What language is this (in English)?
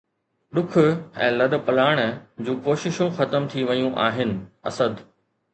Sindhi